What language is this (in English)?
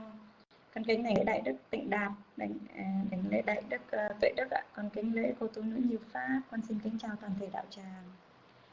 Vietnamese